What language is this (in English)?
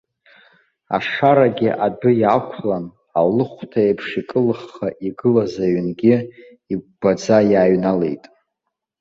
Abkhazian